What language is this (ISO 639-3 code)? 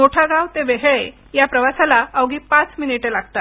mar